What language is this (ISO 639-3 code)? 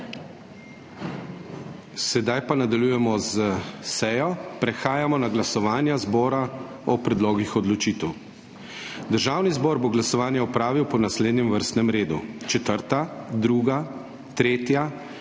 slv